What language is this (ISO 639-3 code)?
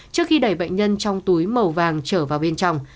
vie